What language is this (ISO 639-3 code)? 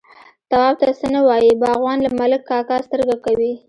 pus